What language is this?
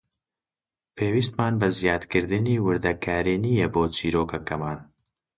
Central Kurdish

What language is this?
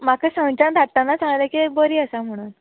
Konkani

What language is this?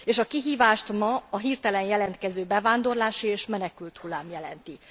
Hungarian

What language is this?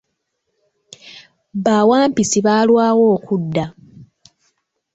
Ganda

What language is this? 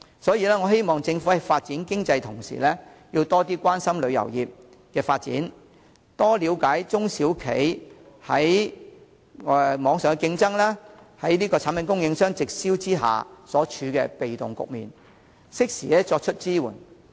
Cantonese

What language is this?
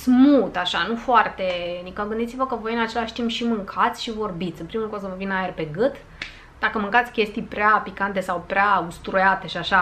Romanian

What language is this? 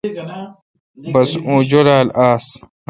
Kalkoti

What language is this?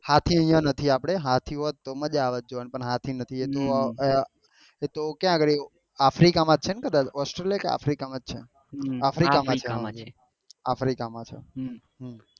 Gujarati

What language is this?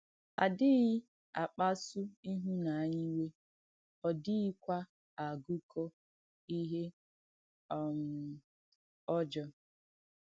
Igbo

